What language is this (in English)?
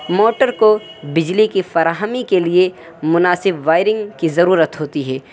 Urdu